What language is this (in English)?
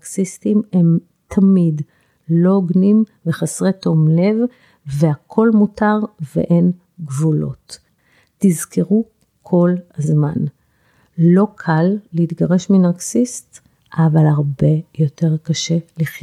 Hebrew